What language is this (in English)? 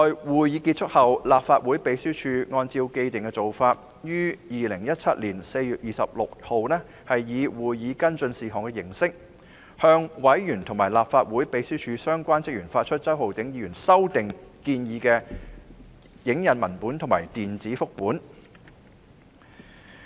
Cantonese